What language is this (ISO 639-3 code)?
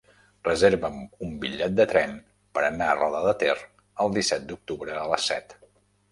cat